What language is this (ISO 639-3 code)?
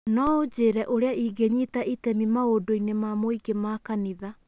kik